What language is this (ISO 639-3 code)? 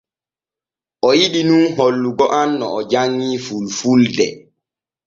fue